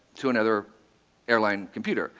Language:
English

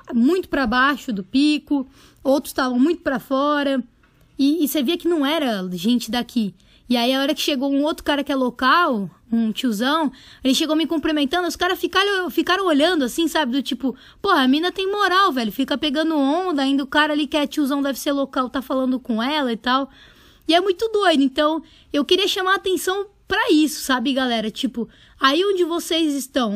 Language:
Portuguese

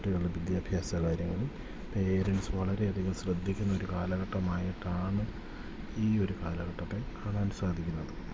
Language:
Malayalam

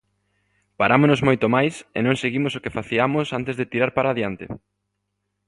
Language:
Galician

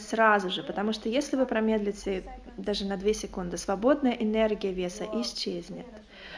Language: Russian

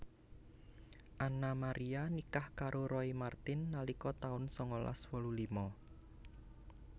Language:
Javanese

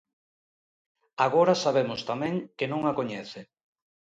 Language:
Galician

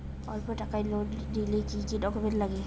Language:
Bangla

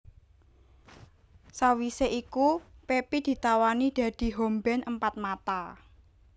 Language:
Javanese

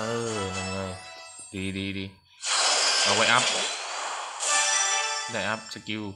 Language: Thai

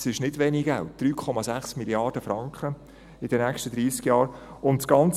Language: Swiss German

